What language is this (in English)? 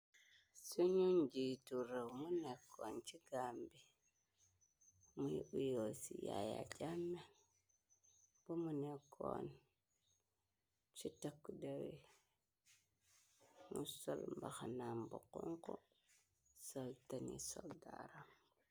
Wolof